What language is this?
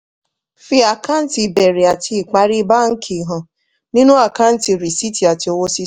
Yoruba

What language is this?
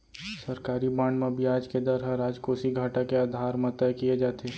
Chhattisgarhi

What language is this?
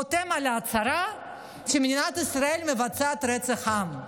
Hebrew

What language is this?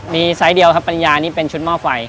Thai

